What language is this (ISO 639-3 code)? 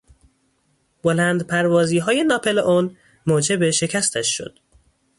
fas